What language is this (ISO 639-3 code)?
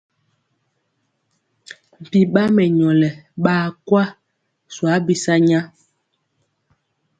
mcx